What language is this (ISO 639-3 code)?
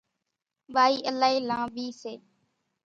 gjk